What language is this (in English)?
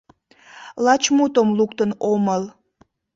Mari